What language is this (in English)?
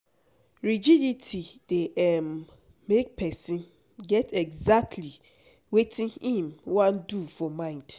Nigerian Pidgin